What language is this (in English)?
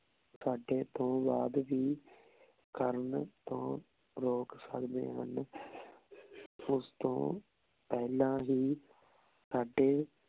Punjabi